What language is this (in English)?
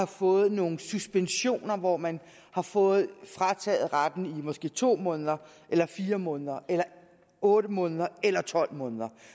Danish